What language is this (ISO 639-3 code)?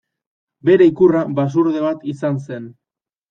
eus